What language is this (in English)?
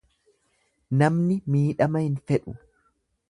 Oromo